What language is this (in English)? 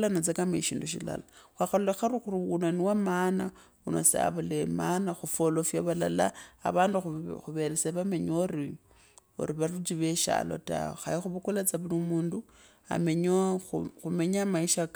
Kabras